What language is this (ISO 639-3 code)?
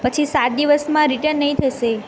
guj